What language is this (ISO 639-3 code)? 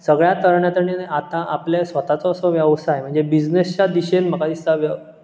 kok